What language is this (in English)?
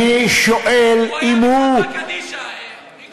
Hebrew